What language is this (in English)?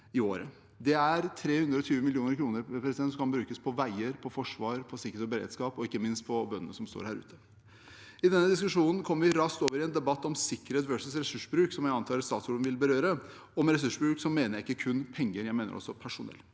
Norwegian